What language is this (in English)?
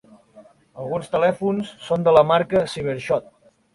Catalan